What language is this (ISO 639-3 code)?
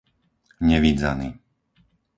slk